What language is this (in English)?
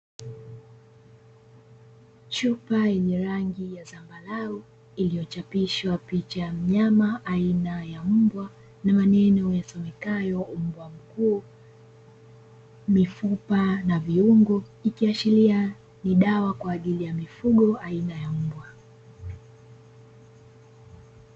Swahili